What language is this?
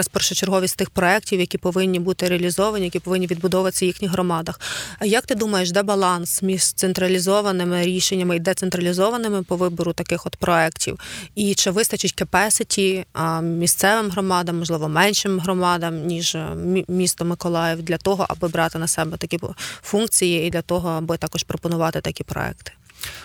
Ukrainian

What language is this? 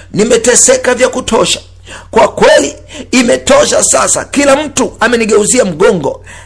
Swahili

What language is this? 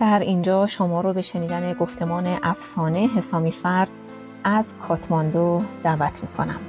Persian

